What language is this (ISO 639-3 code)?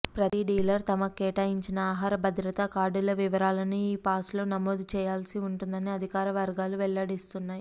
tel